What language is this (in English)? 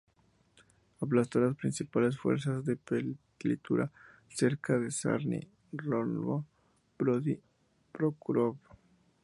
Spanish